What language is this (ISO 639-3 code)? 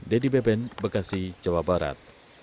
ind